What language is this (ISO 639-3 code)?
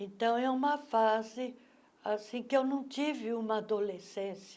por